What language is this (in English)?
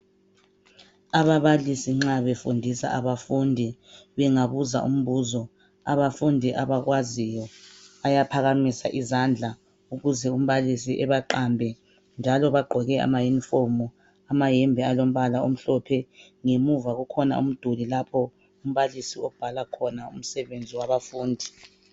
North Ndebele